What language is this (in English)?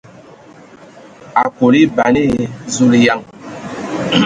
Ewondo